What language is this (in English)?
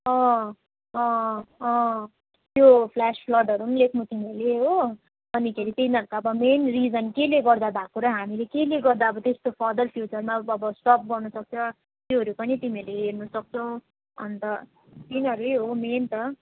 Nepali